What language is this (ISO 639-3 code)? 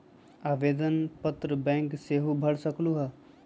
mag